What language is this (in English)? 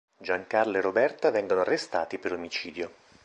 Italian